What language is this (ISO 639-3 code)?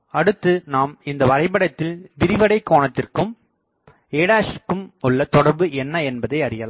tam